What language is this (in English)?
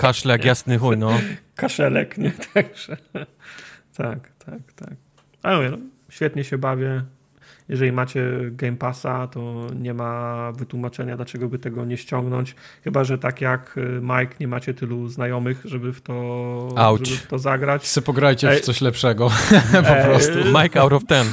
Polish